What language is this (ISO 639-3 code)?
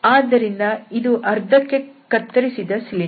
kan